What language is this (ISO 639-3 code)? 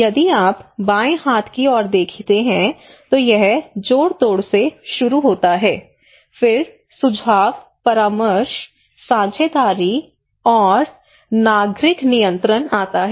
hin